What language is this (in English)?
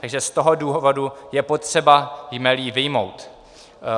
Czech